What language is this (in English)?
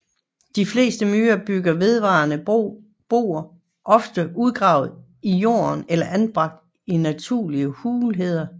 Danish